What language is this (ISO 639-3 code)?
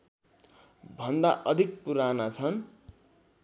nep